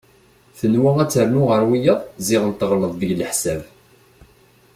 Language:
Kabyle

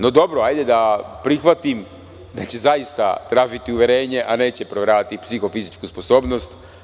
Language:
Serbian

